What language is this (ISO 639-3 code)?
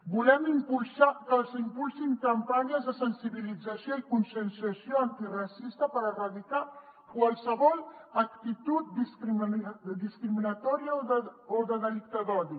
cat